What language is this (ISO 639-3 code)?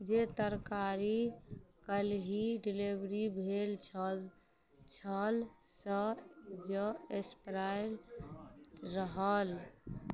mai